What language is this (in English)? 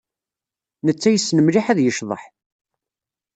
Kabyle